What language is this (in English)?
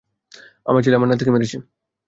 Bangla